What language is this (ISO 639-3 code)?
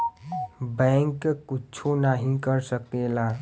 bho